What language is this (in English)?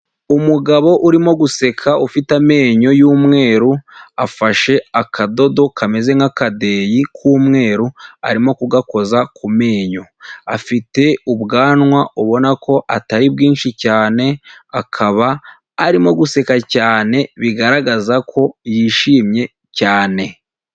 Kinyarwanda